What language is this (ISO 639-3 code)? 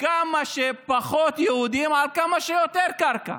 heb